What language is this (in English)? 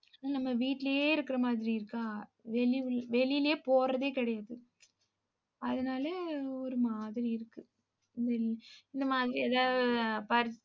Tamil